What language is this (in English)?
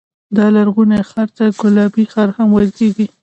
Pashto